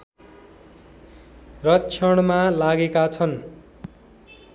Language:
Nepali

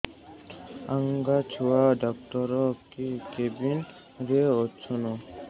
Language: Odia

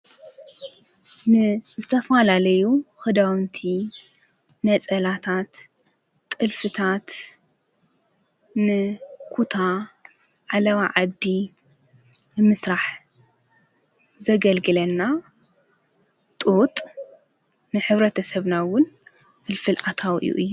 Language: Tigrinya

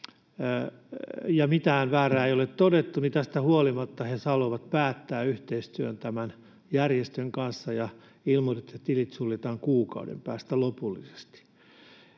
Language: Finnish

